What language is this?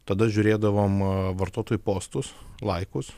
Lithuanian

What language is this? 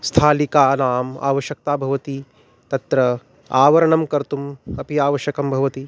Sanskrit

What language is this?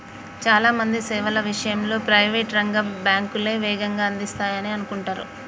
Telugu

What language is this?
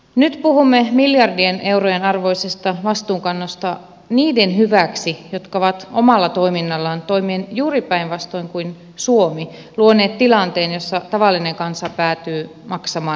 Finnish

